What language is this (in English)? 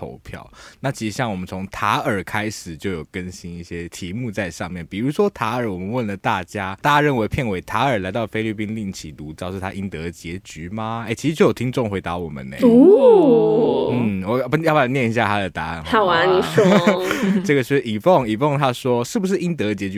Chinese